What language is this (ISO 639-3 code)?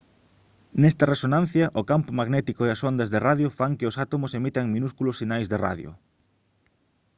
glg